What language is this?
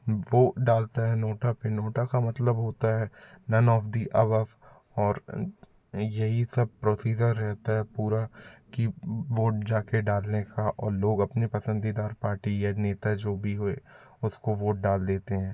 Hindi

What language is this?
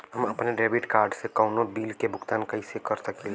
Bhojpuri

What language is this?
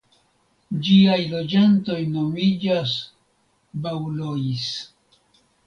Esperanto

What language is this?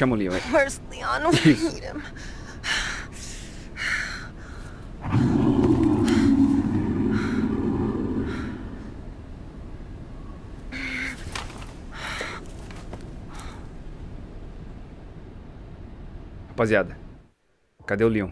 Portuguese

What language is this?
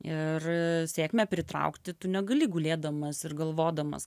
Lithuanian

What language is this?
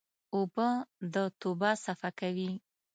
Pashto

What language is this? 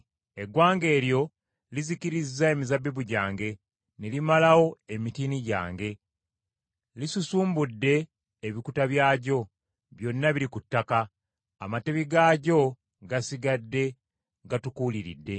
Ganda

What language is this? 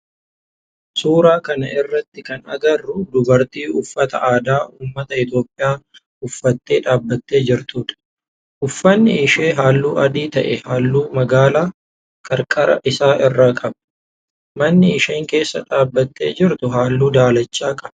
Oromo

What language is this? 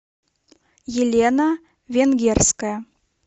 Russian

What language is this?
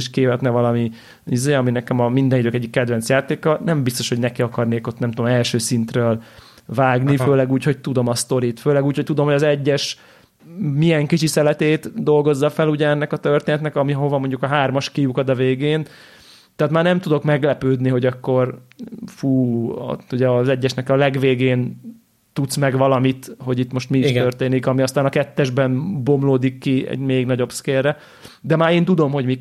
Hungarian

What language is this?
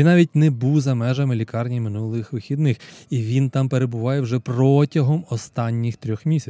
Ukrainian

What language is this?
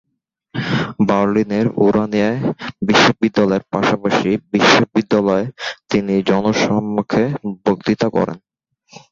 Bangla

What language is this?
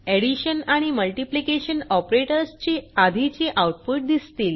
Marathi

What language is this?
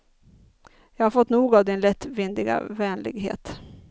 Swedish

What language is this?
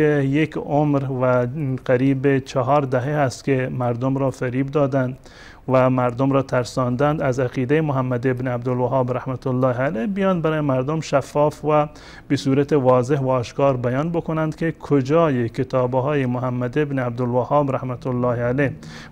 Persian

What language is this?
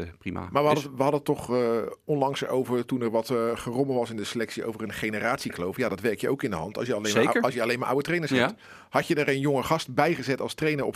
Dutch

